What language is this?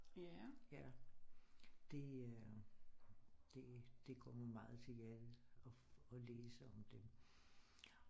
Danish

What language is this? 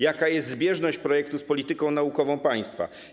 Polish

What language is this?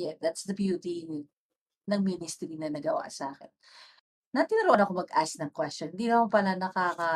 Filipino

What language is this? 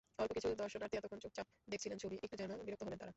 Bangla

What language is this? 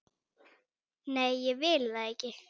Icelandic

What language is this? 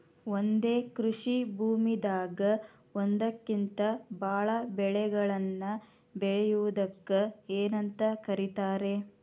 Kannada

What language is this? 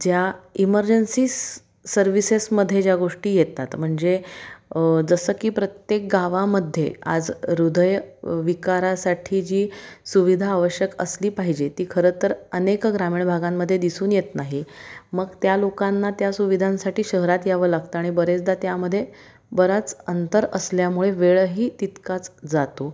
Marathi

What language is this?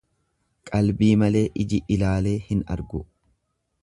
Oromo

